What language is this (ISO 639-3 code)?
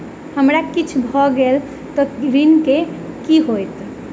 mai